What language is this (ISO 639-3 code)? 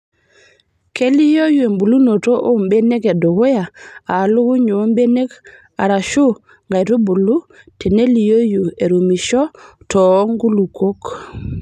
mas